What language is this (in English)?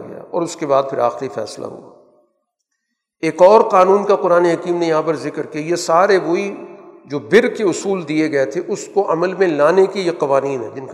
Urdu